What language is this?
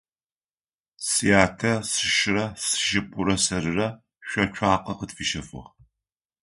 Adyghe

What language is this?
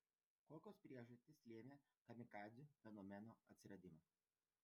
Lithuanian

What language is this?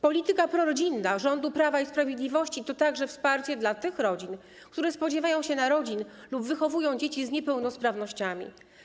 Polish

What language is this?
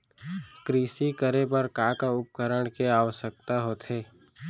Chhattisgarhi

